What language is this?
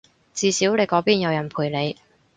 Cantonese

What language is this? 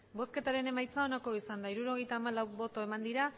Basque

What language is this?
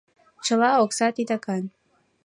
Mari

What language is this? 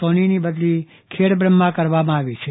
Gujarati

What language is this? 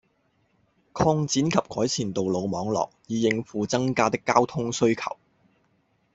Cantonese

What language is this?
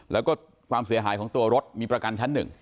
Thai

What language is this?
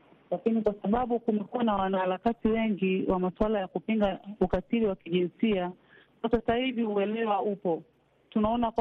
Swahili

